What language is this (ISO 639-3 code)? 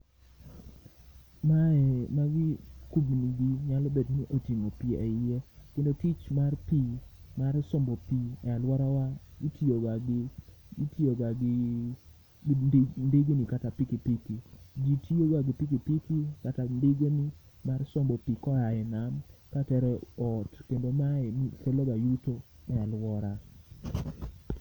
luo